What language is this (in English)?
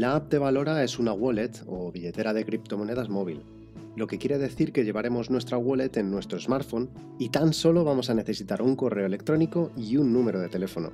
Spanish